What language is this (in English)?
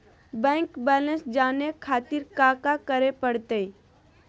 Magahi